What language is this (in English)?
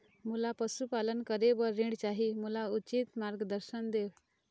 Chhattisgarhi